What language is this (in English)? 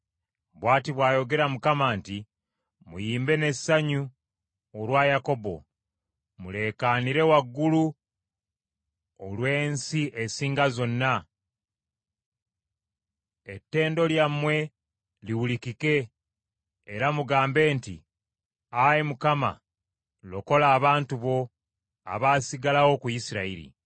Ganda